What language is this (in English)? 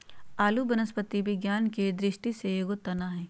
Magahi